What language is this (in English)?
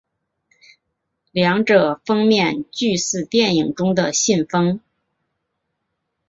Chinese